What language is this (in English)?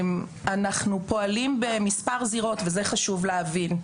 Hebrew